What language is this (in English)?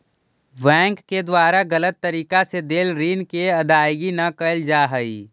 Magahi